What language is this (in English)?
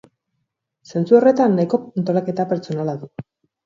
Basque